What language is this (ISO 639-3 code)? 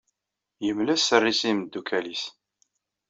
kab